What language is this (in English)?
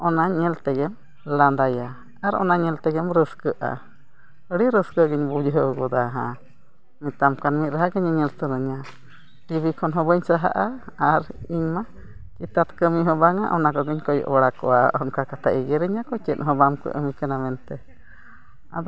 Santali